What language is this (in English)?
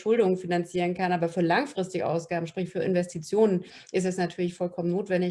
German